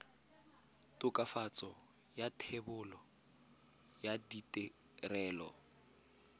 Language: Tswana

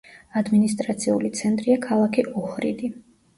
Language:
Georgian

